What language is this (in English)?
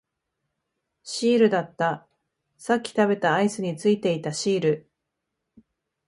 Japanese